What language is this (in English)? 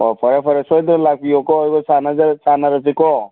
Manipuri